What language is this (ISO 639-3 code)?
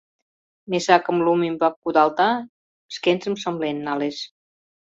chm